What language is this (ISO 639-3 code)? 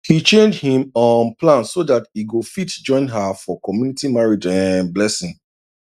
pcm